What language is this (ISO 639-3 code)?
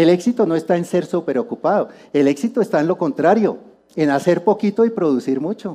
spa